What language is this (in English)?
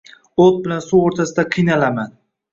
Uzbek